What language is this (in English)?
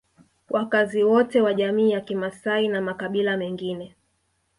Swahili